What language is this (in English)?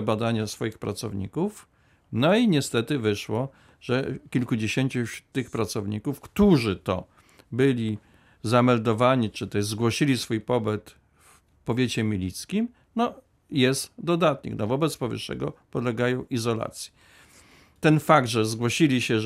Polish